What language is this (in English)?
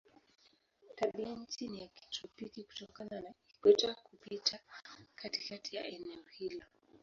Swahili